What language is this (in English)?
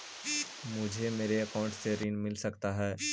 Magahi